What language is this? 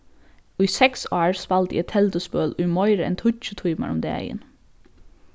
Faroese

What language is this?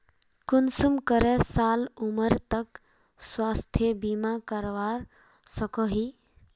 Magahi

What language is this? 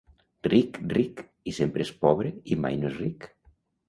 Catalan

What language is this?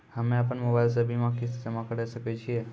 Maithili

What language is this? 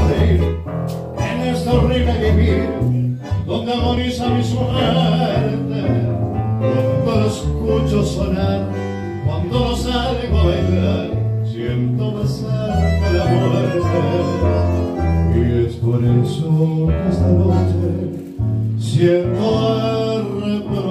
Dutch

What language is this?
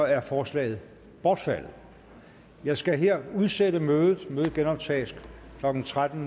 Danish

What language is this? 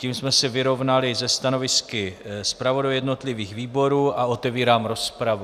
Czech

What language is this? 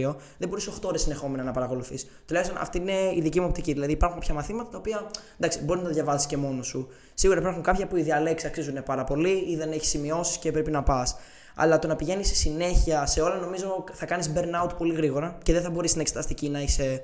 Greek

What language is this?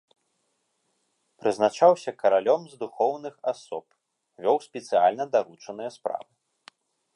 Belarusian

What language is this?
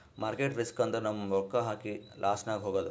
Kannada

